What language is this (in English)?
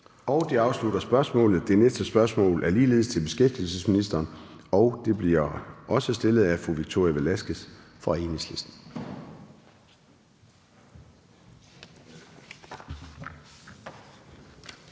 Danish